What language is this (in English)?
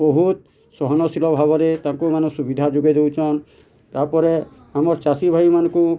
Odia